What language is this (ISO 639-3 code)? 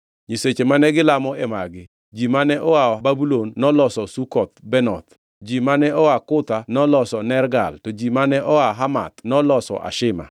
luo